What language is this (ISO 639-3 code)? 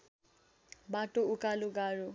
nep